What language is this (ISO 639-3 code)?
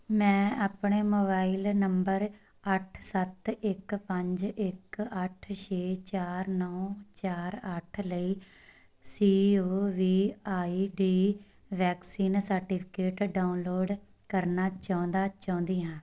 pan